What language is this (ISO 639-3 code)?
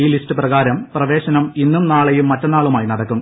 mal